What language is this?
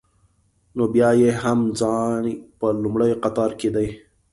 Pashto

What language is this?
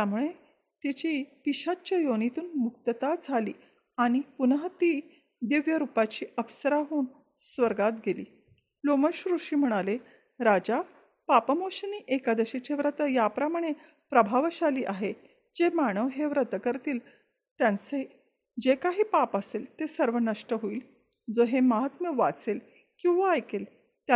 Marathi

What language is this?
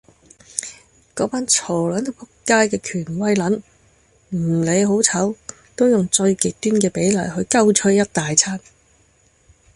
Cantonese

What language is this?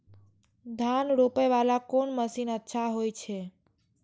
Maithili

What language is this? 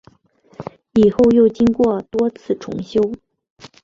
Chinese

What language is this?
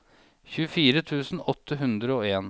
Norwegian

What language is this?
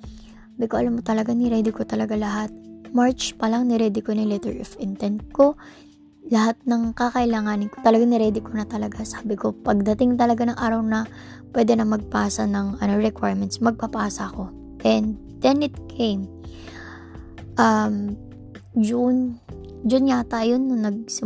Filipino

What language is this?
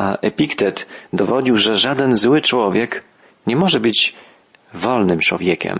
Polish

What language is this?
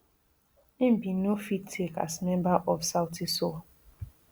Nigerian Pidgin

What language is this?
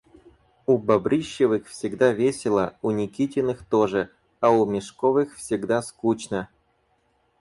Russian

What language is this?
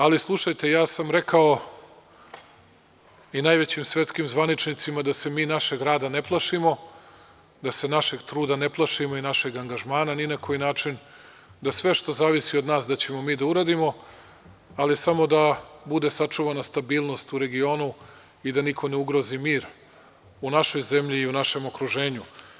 Serbian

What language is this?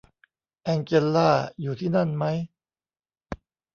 Thai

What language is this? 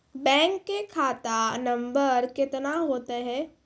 Maithili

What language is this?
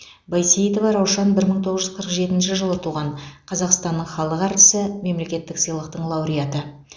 Kazakh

